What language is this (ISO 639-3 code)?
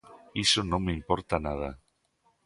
glg